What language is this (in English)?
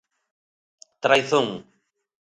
Galician